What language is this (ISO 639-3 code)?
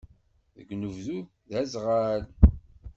kab